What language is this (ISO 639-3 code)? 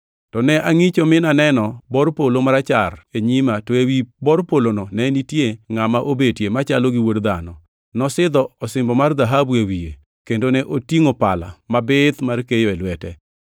luo